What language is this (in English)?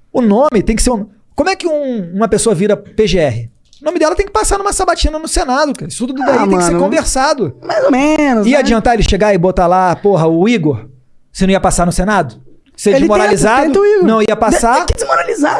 Portuguese